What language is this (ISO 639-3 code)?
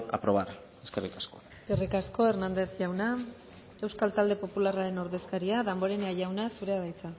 eus